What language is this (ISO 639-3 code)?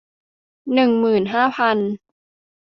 tha